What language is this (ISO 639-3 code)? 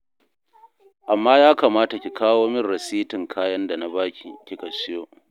hau